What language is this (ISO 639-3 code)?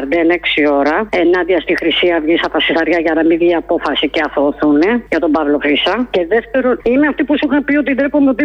ell